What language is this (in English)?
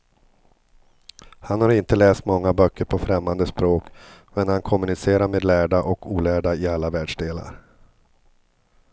Swedish